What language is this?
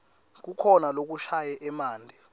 Swati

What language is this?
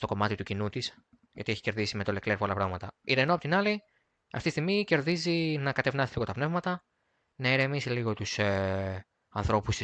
Greek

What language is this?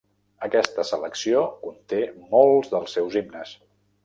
Catalan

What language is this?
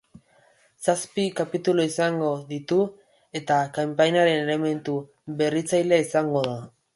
Basque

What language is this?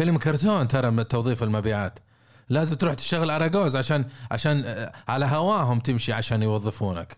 Arabic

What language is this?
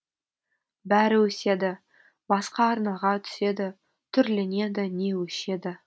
Kazakh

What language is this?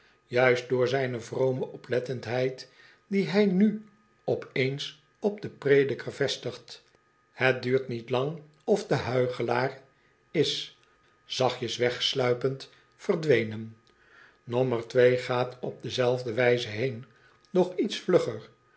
Dutch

